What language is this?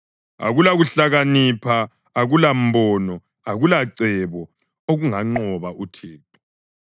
North Ndebele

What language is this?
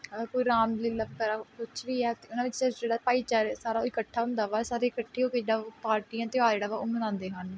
Punjabi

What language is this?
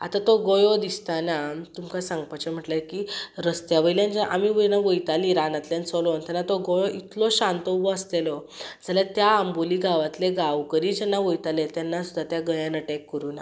Konkani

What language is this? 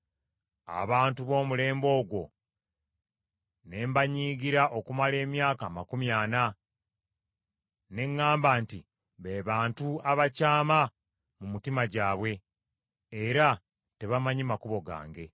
Ganda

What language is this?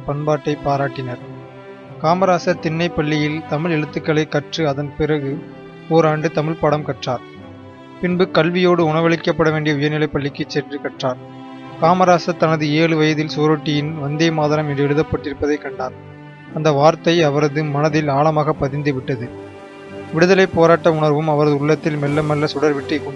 Tamil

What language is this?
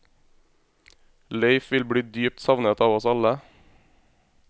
Norwegian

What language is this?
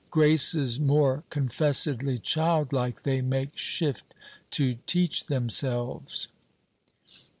English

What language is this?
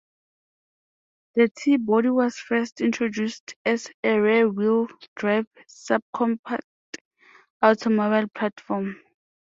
English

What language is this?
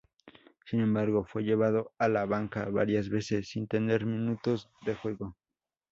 Spanish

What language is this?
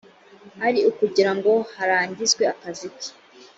Kinyarwanda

